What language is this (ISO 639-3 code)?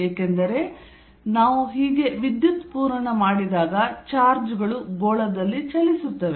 kan